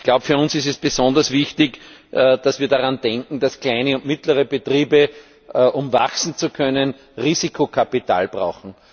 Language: German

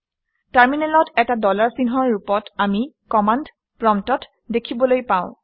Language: Assamese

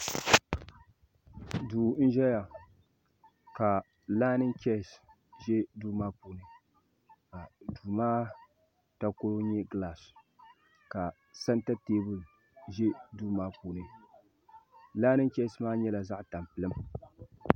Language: Dagbani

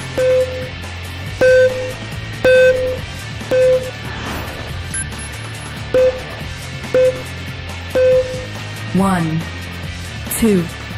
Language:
Korean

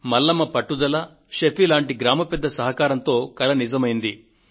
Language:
Telugu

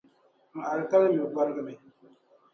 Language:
Dagbani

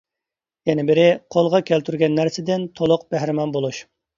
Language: Uyghur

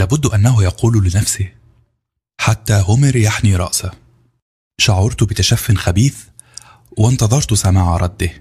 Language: Arabic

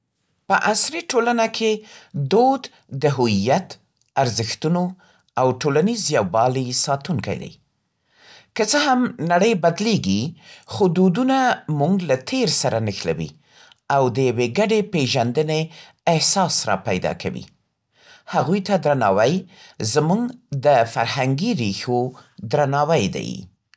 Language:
Central Pashto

